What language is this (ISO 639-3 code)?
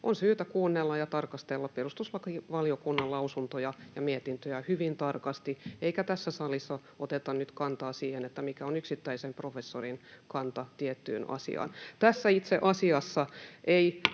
fin